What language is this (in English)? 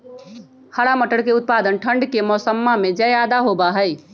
Magahi